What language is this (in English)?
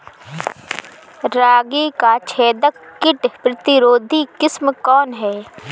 Bhojpuri